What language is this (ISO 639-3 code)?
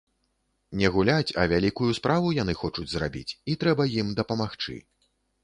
bel